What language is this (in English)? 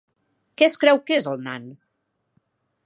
Catalan